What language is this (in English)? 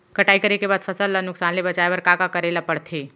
Chhattisgarhi